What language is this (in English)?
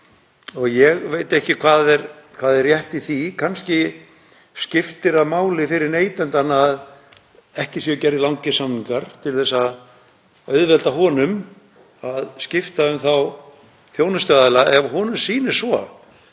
Icelandic